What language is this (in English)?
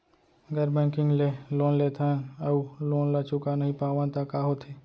Chhattisgarhi